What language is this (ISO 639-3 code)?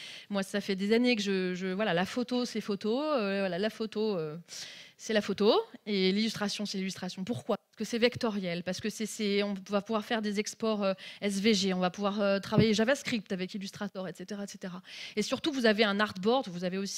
fra